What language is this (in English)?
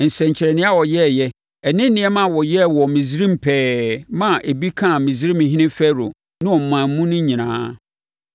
Akan